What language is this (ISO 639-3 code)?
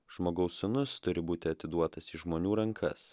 lit